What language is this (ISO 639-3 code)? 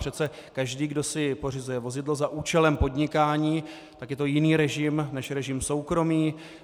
ces